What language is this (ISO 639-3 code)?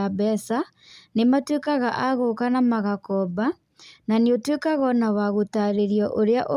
kik